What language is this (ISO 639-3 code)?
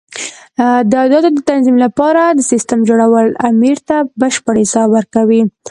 pus